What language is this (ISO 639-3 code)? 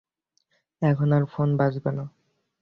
ben